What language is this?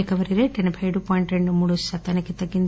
Telugu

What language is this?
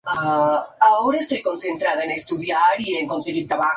Spanish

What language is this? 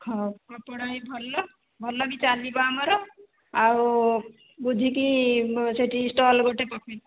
Odia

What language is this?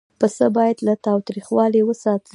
Pashto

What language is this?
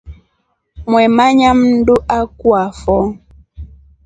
Rombo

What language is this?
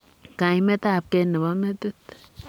Kalenjin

